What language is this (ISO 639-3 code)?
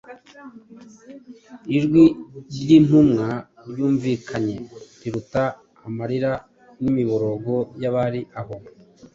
kin